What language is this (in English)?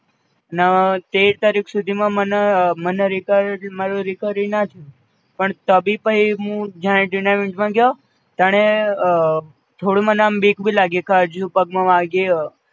Gujarati